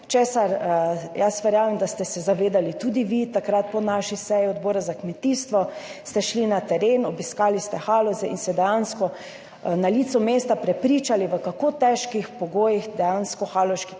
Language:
Slovenian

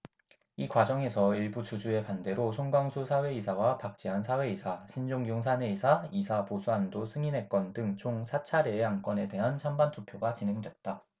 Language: Korean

